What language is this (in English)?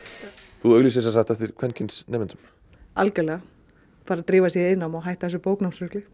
Icelandic